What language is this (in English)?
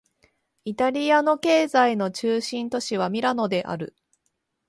Japanese